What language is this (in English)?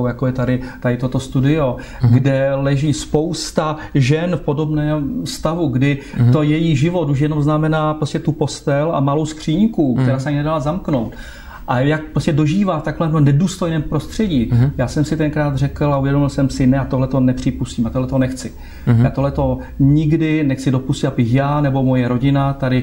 Czech